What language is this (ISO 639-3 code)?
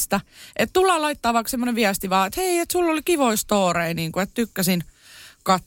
fin